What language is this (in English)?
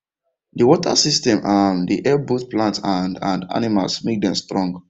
Nigerian Pidgin